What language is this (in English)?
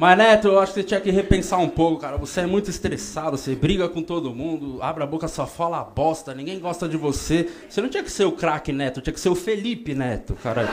Portuguese